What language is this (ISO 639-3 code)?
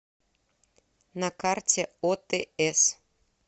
rus